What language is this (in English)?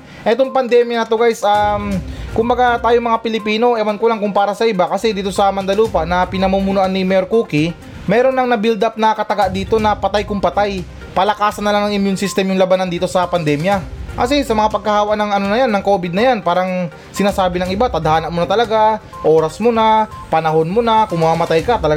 Filipino